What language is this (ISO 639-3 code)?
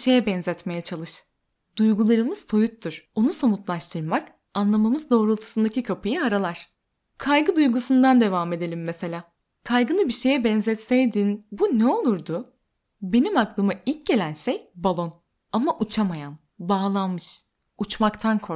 tur